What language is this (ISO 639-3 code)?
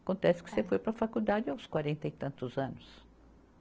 por